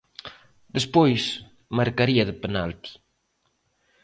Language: Galician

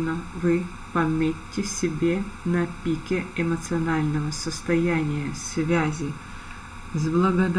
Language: Russian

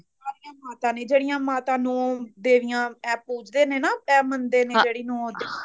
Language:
Punjabi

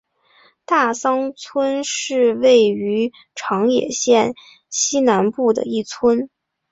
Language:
Chinese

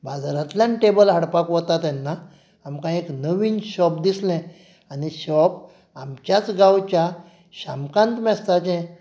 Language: Konkani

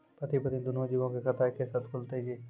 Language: Maithili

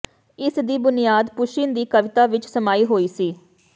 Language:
Punjabi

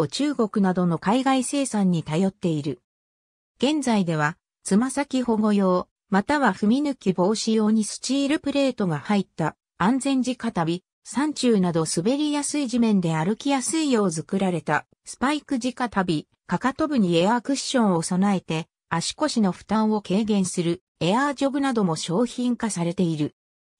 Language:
Japanese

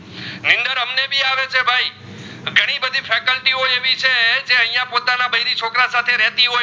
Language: Gujarati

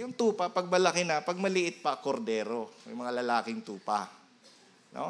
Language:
Filipino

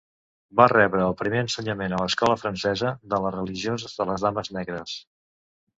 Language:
Catalan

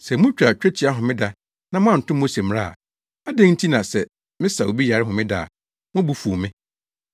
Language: Akan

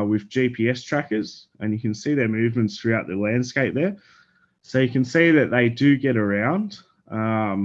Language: English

